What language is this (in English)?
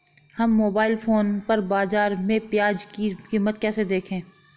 Hindi